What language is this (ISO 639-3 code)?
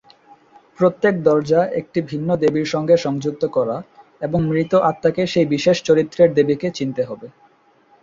ben